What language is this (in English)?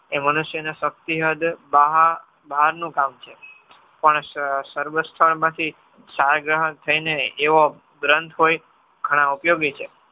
Gujarati